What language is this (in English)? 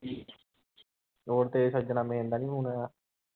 Punjabi